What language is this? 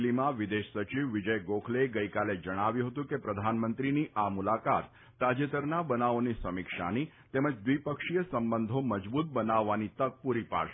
Gujarati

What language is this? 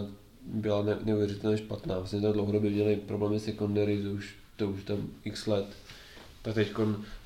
Czech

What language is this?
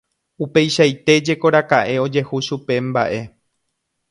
Guarani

